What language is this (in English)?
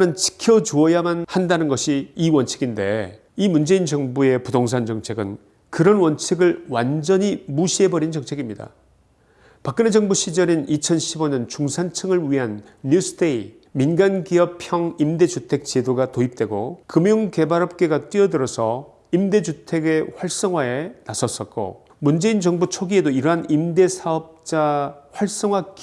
Korean